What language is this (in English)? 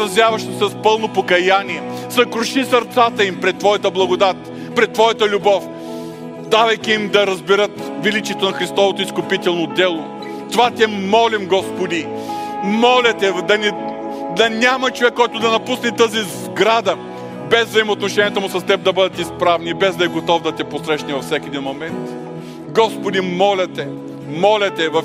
Bulgarian